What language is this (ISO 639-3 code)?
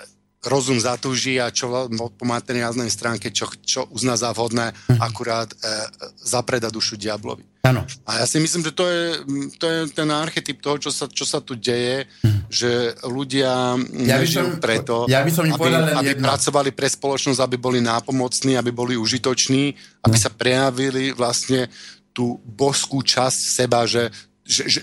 slk